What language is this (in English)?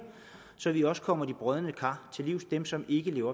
Danish